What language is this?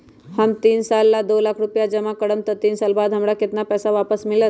Magahi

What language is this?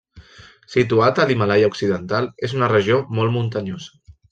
Catalan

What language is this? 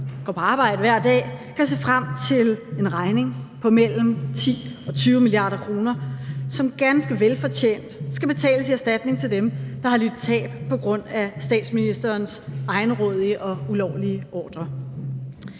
Danish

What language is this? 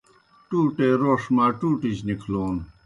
Kohistani Shina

